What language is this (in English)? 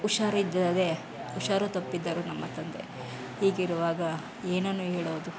Kannada